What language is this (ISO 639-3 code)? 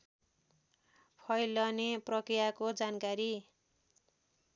nep